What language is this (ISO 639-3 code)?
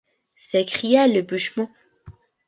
fra